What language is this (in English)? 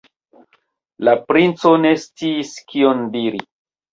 Esperanto